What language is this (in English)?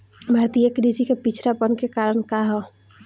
Bhojpuri